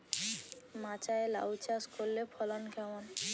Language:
Bangla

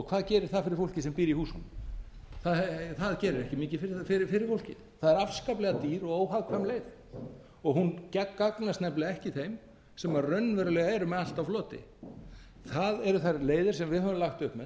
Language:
Icelandic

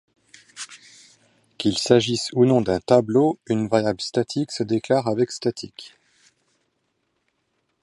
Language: French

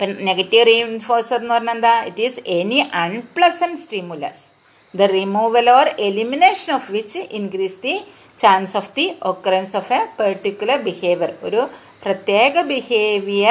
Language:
Malayalam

